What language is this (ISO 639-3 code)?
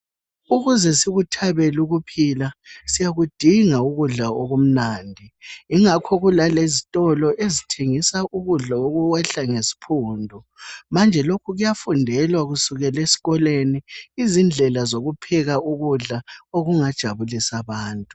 nde